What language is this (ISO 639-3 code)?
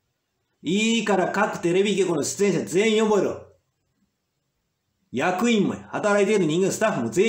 jpn